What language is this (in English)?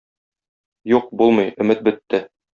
Tatar